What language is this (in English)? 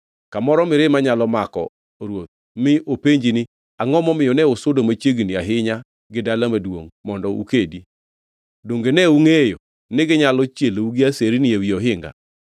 Luo (Kenya and Tanzania)